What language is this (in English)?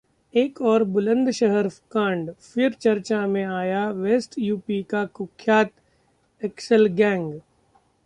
Hindi